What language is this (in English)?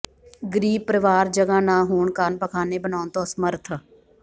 Punjabi